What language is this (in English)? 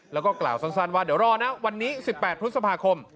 Thai